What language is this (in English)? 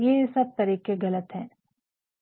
Hindi